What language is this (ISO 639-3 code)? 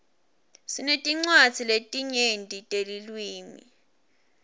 ssw